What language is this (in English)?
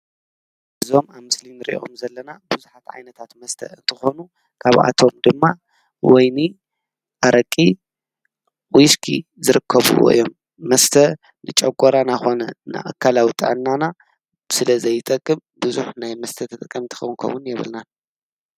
Tigrinya